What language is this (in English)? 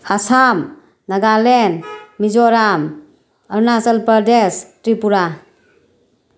Manipuri